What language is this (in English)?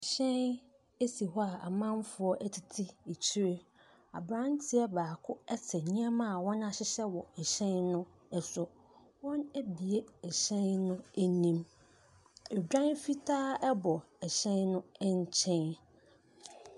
Akan